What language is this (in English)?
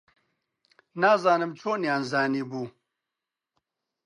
Central Kurdish